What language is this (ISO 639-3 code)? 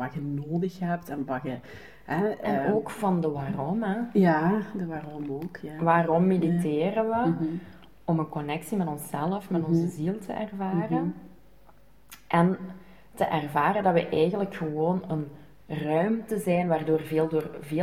nld